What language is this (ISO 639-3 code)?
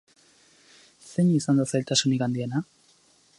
eus